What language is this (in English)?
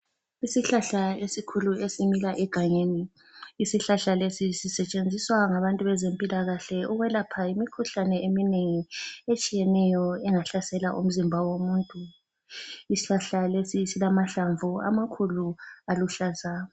North Ndebele